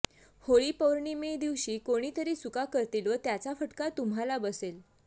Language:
Marathi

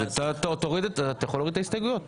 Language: Hebrew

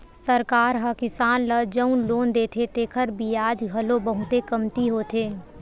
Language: Chhattisgarhi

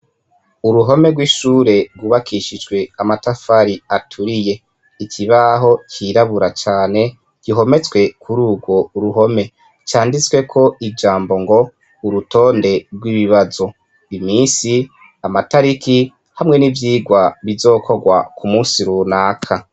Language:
Rundi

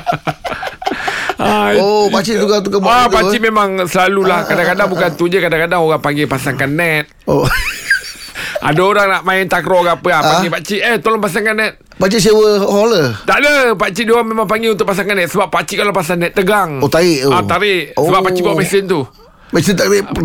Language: Malay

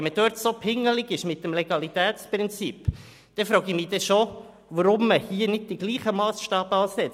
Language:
Swiss German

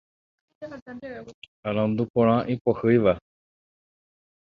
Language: Guarani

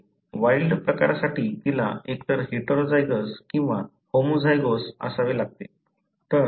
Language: Marathi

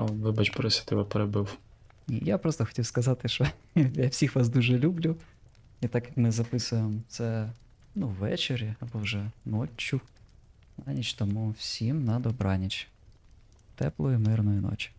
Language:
Ukrainian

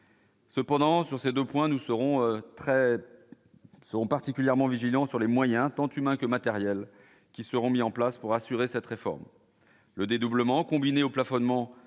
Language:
French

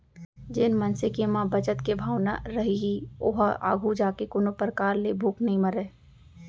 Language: Chhattisgarhi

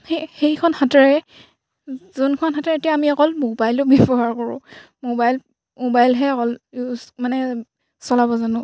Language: Assamese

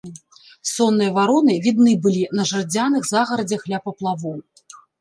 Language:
Belarusian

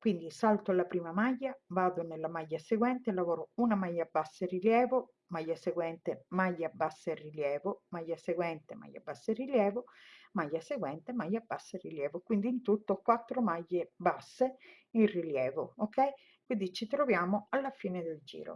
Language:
Italian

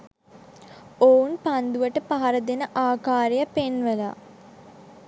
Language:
Sinhala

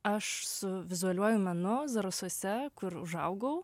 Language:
Lithuanian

